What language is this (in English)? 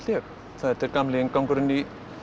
Icelandic